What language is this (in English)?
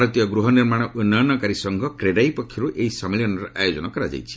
Odia